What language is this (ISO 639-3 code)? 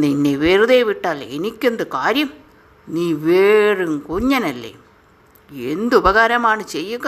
mal